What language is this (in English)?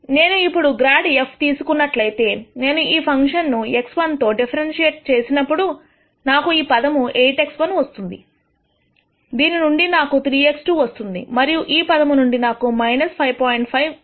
Telugu